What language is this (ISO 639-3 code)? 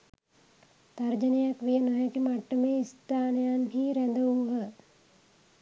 sin